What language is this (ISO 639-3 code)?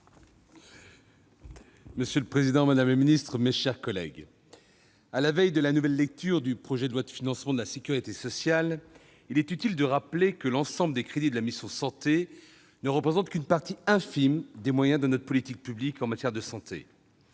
fra